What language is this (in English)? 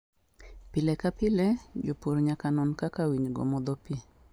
Luo (Kenya and Tanzania)